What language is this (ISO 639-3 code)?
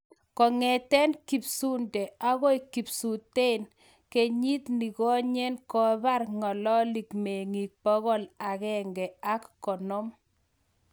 kln